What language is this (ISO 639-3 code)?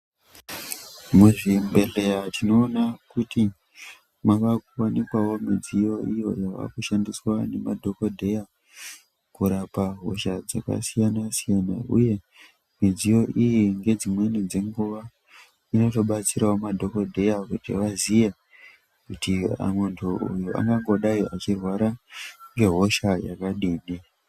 ndc